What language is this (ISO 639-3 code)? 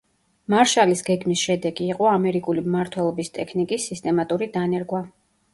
kat